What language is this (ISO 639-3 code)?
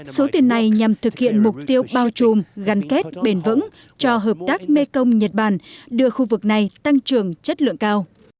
vie